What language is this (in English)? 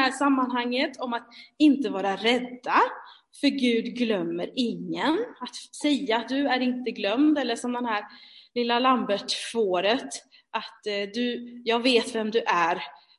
Swedish